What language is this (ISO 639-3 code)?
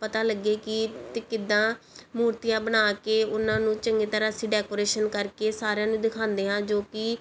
pan